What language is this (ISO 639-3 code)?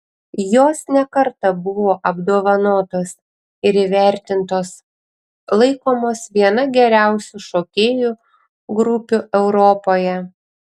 lit